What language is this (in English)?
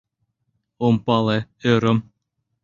Mari